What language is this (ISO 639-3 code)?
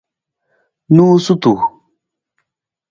nmz